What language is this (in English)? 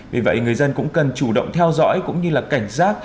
Vietnamese